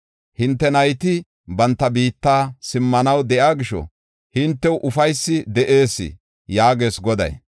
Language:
Gofa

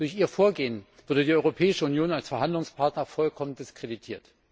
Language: German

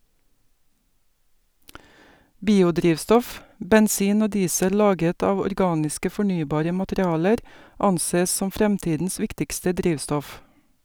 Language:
Norwegian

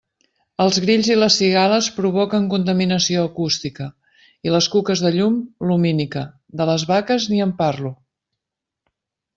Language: Catalan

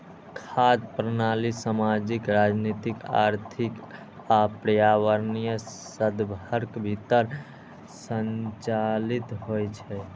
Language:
Maithili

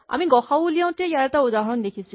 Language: Assamese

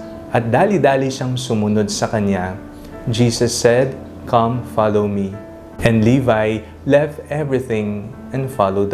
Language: Filipino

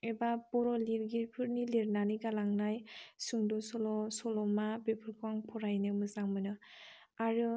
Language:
Bodo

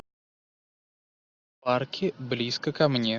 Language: Russian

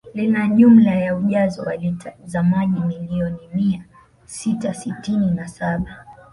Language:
Swahili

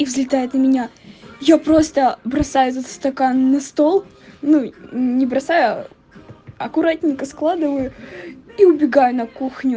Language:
Russian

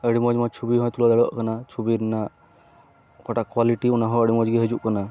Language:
Santali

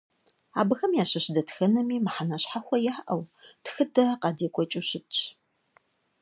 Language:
Kabardian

